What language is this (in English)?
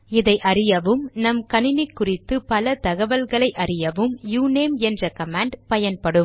Tamil